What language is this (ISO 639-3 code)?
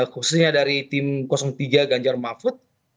ind